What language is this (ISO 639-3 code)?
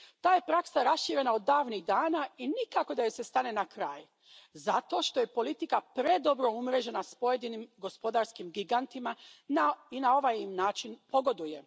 hrv